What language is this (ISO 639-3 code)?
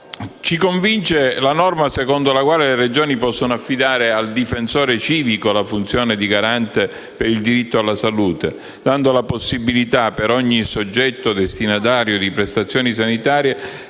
ita